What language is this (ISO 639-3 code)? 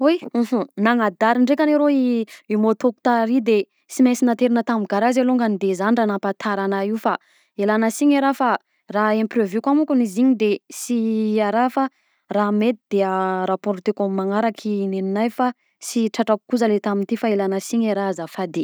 bzc